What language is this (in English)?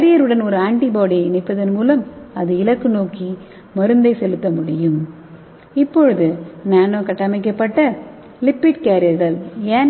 Tamil